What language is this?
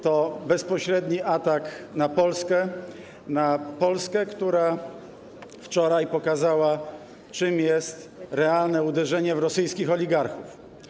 Polish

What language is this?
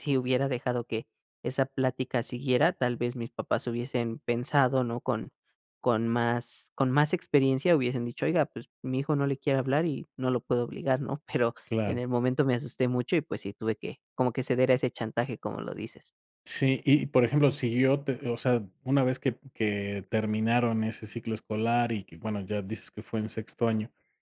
Spanish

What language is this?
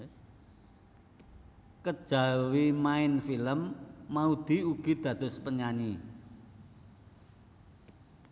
Javanese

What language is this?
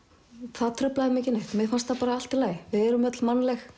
Icelandic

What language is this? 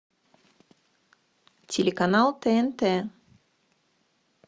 Russian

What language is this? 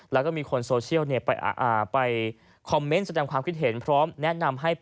Thai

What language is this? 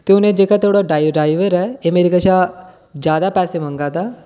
Dogri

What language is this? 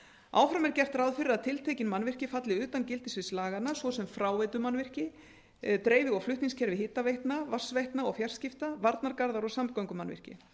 Icelandic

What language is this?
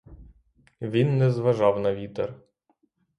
Ukrainian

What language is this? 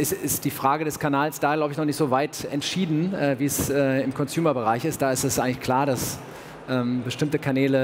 German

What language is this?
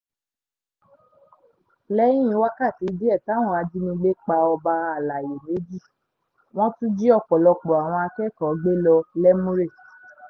Yoruba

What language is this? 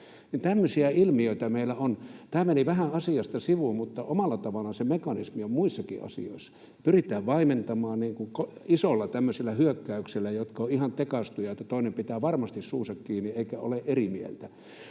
Finnish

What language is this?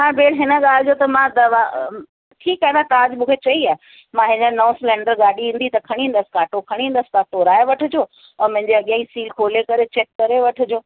Sindhi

